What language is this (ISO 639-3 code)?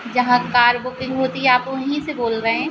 hin